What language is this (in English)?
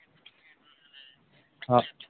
Santali